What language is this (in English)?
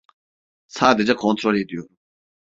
Turkish